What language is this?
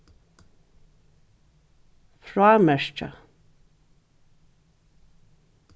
Faroese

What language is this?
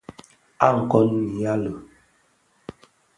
Bafia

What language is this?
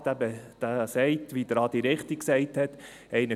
Swiss German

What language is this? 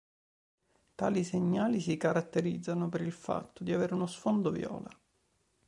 Italian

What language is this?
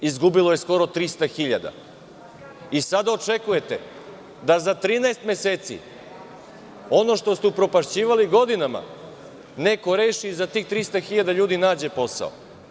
Serbian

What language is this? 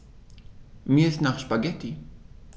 German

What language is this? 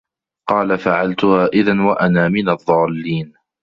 Arabic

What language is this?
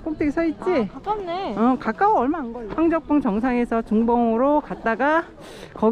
Korean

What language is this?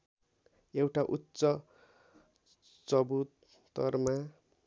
Nepali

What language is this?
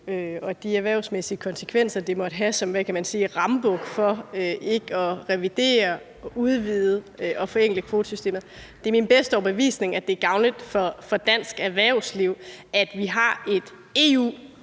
Danish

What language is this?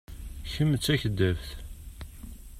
Kabyle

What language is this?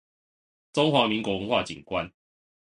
Chinese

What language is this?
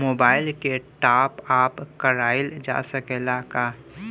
Bhojpuri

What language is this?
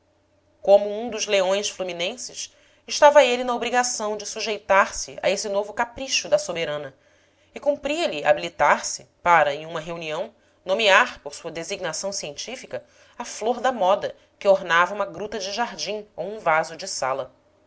Portuguese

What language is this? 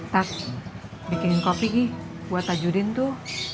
Indonesian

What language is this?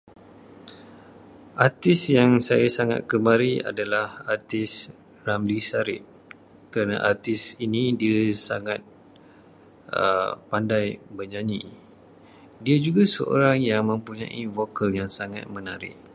Malay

